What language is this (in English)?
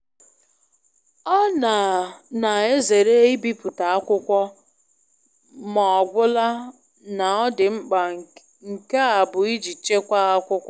Igbo